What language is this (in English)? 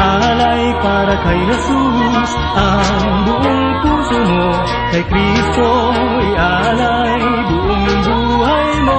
Filipino